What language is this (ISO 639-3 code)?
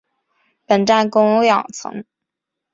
zho